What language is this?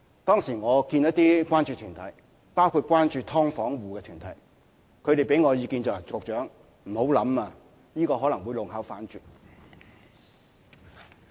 Cantonese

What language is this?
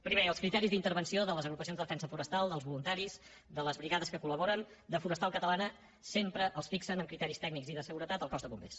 Catalan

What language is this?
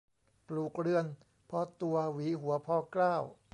Thai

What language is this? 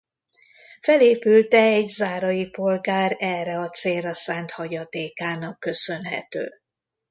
Hungarian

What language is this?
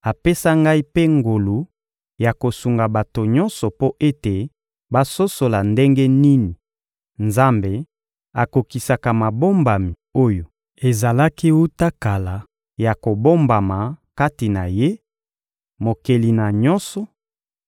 Lingala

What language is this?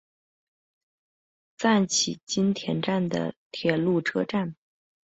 Chinese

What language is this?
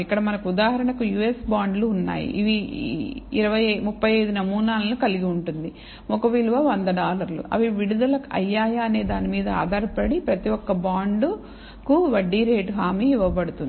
Telugu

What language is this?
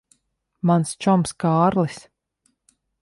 Latvian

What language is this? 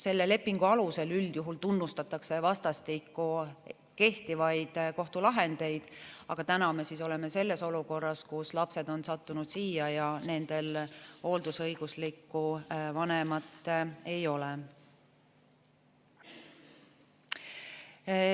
Estonian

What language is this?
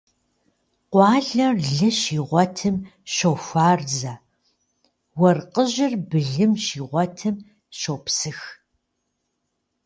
Kabardian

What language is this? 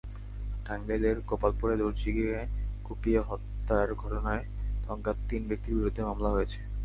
Bangla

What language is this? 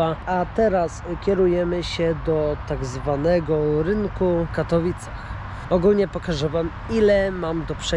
Polish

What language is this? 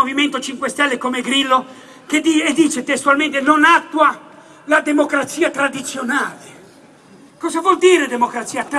Italian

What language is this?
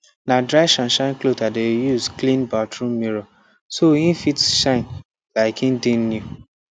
Nigerian Pidgin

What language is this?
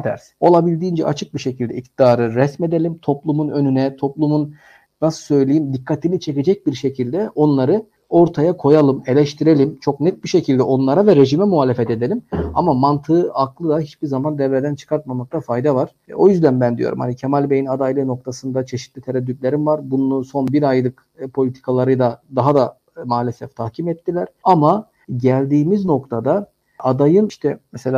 Turkish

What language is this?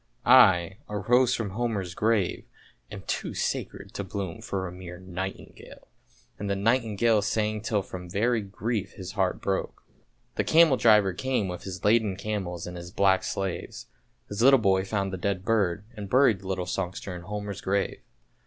English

